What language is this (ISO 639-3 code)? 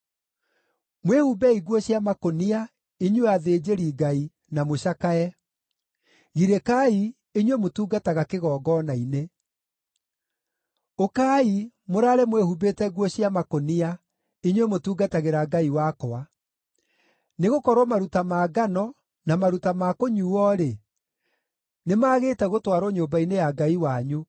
kik